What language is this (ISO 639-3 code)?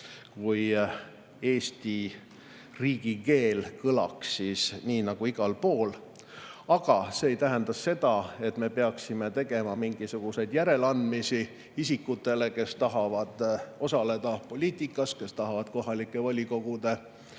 est